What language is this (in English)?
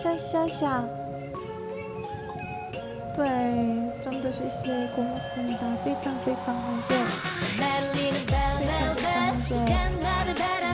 Korean